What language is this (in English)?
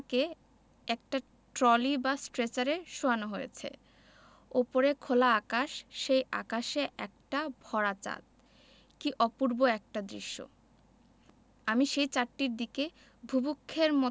Bangla